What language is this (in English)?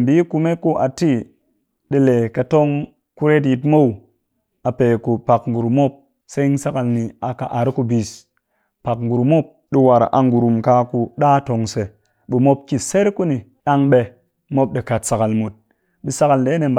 Cakfem-Mushere